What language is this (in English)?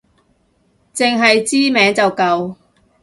Cantonese